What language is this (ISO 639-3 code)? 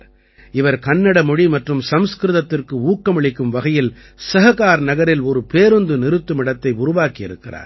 tam